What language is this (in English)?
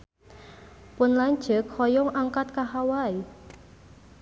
Sundanese